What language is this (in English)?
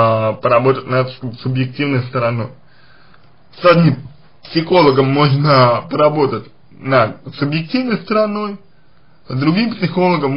Russian